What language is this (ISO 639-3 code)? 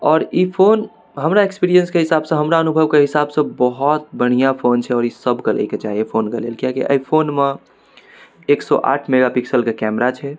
mai